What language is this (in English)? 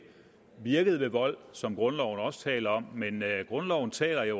Danish